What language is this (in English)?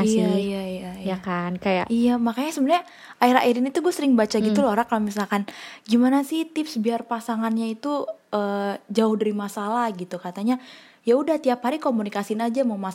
Indonesian